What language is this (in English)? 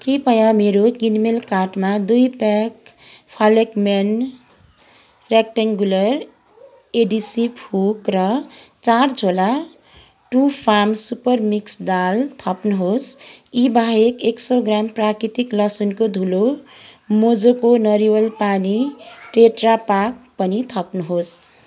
Nepali